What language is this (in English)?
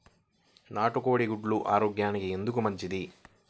Telugu